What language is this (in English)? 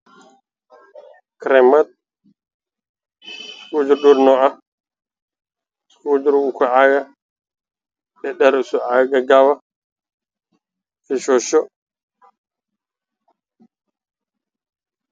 Somali